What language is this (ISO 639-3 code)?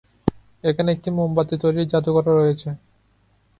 ben